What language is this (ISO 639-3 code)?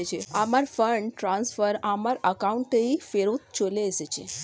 ben